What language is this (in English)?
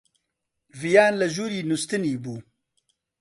Central Kurdish